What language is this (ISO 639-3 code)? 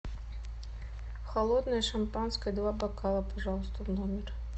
rus